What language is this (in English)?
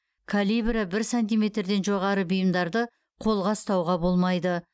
Kazakh